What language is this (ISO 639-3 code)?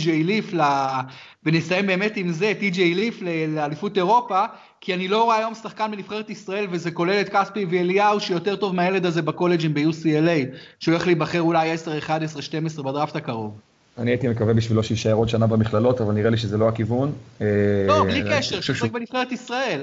heb